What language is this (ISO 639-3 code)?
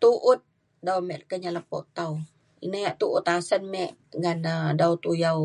xkl